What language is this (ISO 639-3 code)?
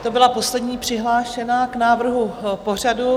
ces